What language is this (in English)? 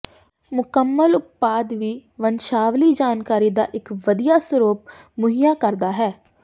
Punjabi